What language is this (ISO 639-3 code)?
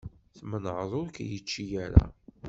kab